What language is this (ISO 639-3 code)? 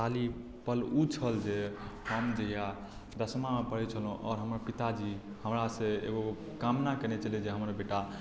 mai